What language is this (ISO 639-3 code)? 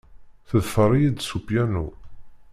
kab